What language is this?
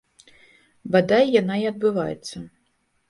Belarusian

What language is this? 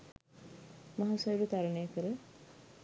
Sinhala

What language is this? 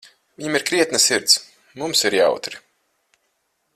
Latvian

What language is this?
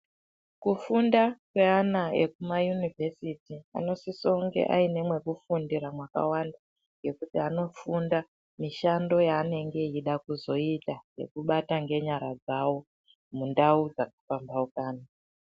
Ndau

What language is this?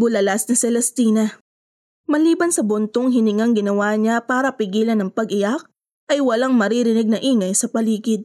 Filipino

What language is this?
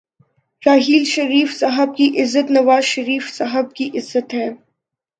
Urdu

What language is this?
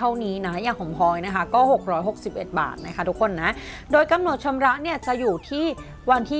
Thai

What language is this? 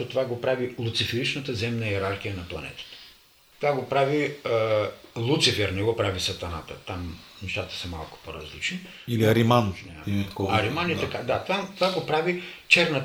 Bulgarian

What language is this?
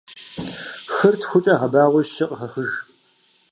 Kabardian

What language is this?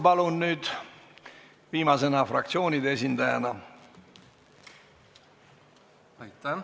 Estonian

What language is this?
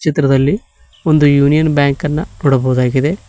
Kannada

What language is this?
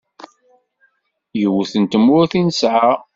Kabyle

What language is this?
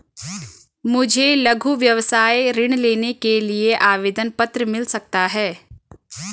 Hindi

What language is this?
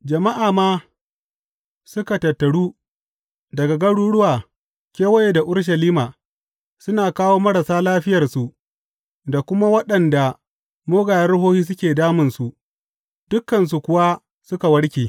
Hausa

